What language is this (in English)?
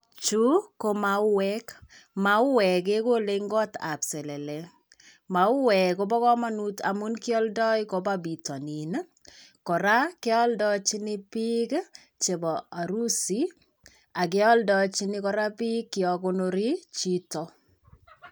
Kalenjin